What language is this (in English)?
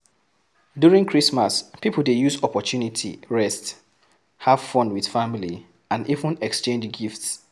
Nigerian Pidgin